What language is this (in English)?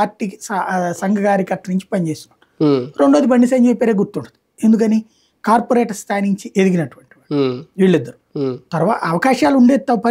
Telugu